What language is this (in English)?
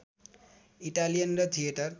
Nepali